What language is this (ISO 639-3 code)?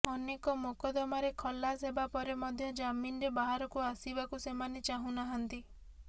ori